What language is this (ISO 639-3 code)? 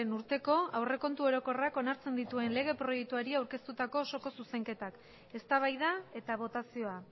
eus